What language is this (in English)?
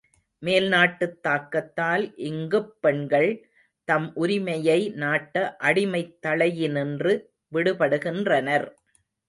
Tamil